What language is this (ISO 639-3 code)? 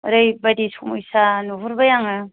brx